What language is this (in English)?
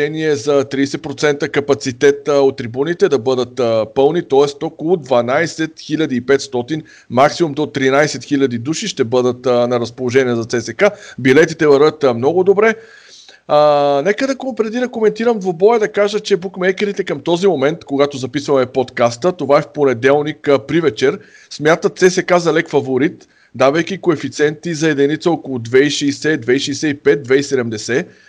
Bulgarian